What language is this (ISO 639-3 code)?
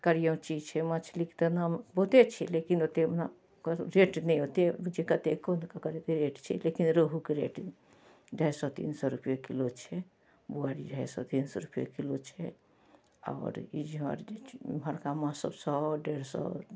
mai